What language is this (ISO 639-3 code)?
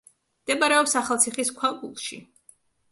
kat